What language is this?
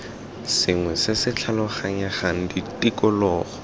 Tswana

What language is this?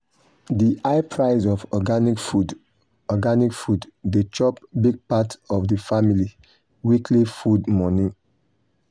Nigerian Pidgin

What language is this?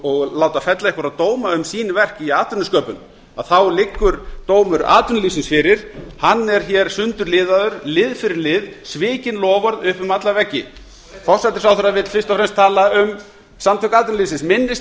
Icelandic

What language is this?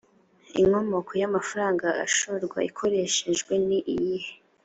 Kinyarwanda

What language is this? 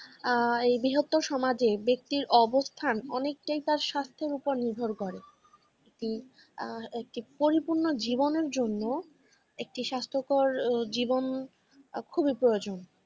Bangla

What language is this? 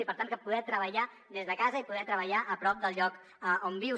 Catalan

